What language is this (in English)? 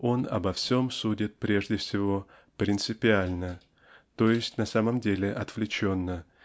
Russian